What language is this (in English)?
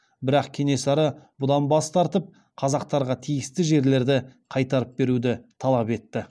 Kazakh